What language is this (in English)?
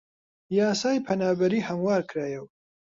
Central Kurdish